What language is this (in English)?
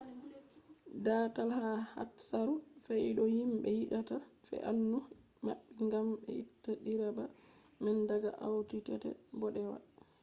Fula